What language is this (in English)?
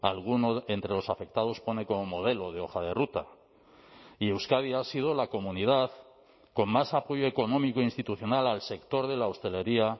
Spanish